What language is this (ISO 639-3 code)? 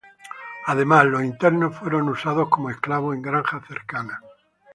spa